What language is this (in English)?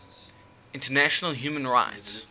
English